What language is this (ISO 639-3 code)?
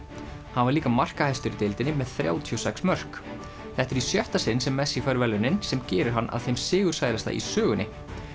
isl